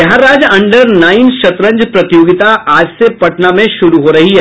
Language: Hindi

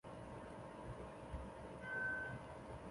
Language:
Chinese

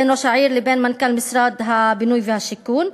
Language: Hebrew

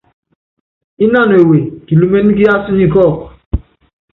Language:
Yangben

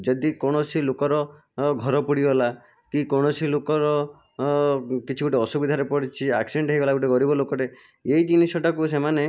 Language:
Odia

